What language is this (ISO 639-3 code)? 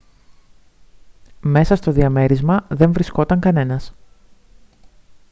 ell